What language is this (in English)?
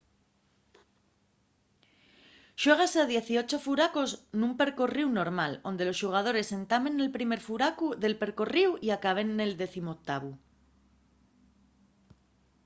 Asturian